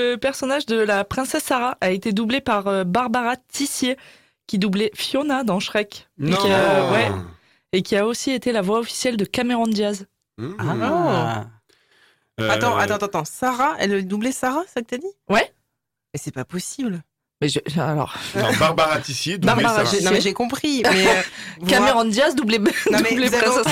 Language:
French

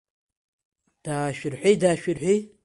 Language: Abkhazian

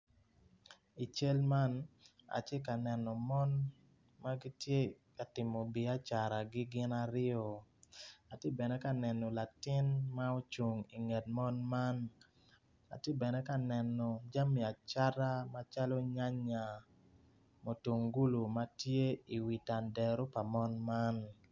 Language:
Acoli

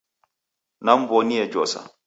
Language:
Taita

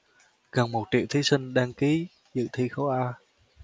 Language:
Vietnamese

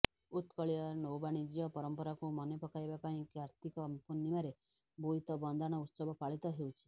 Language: Odia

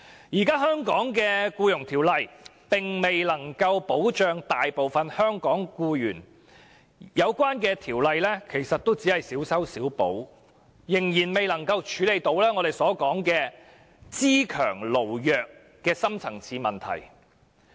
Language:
Cantonese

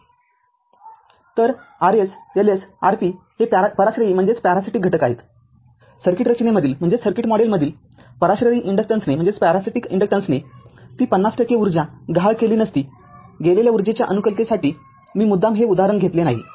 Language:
Marathi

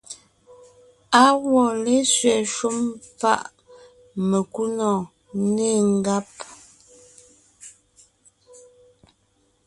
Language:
Ngiemboon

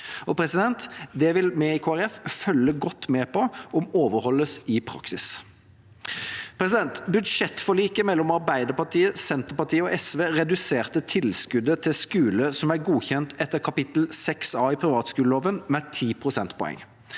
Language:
Norwegian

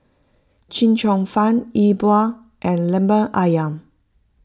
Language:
English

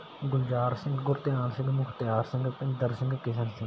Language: Punjabi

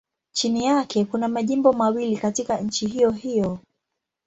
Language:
Swahili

